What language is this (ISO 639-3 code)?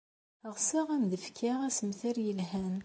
kab